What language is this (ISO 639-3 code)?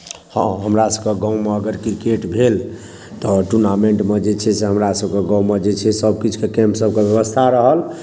mai